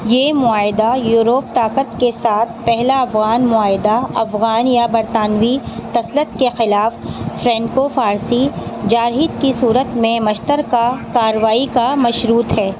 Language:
Urdu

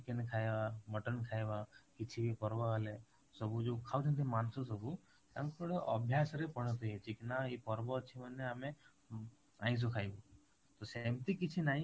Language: Odia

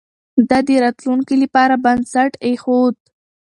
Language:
Pashto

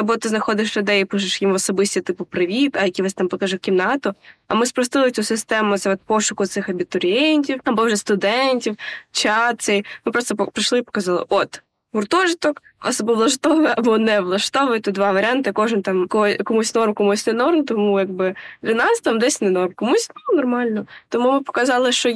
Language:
Ukrainian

